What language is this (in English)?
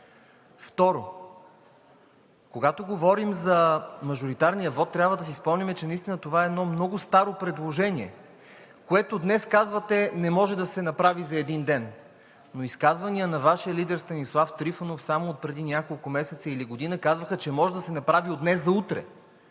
Bulgarian